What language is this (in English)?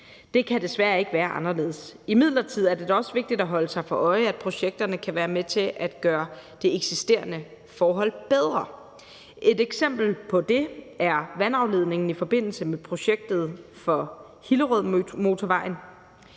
Danish